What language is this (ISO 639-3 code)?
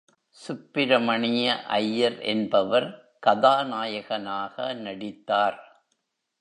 tam